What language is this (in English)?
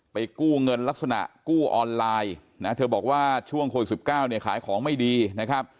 Thai